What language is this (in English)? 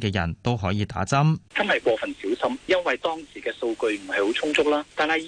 Chinese